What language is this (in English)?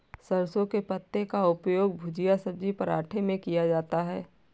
Hindi